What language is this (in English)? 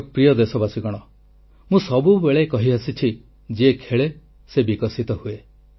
Odia